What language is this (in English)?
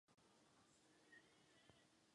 Czech